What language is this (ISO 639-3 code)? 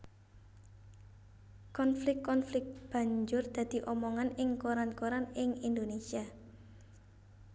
jav